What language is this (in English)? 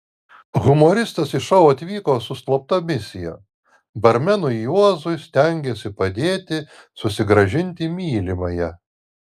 Lithuanian